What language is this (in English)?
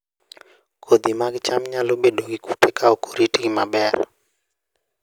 Luo (Kenya and Tanzania)